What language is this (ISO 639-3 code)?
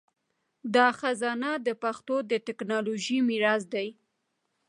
pus